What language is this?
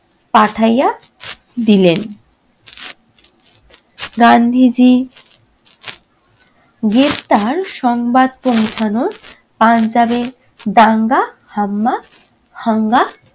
Bangla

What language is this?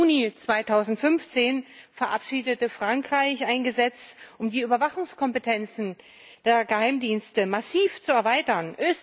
German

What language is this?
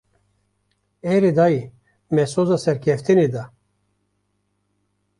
Kurdish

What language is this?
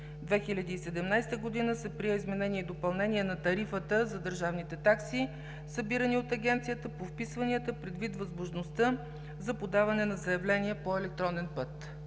Bulgarian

